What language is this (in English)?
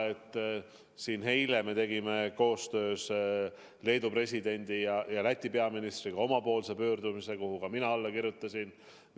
Estonian